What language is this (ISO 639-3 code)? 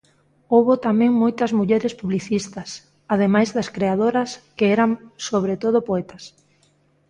glg